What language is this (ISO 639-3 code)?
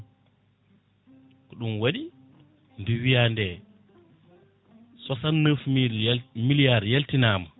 ful